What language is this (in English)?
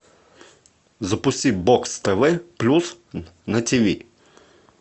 Russian